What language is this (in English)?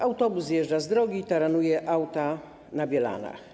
Polish